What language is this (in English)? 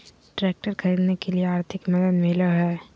Magahi